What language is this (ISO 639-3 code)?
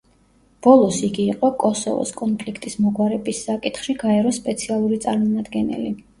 kat